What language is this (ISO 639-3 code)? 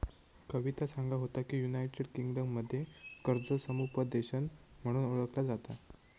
mar